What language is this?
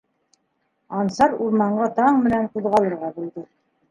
Bashkir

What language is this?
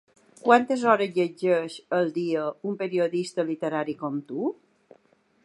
Catalan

